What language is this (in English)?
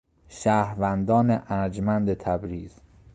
Persian